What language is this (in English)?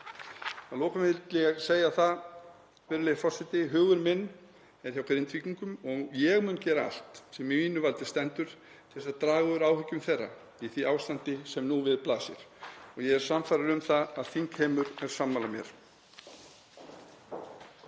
Icelandic